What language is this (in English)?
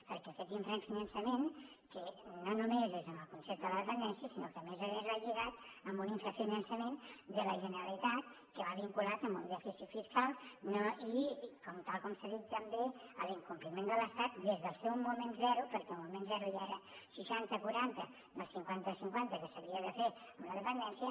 Catalan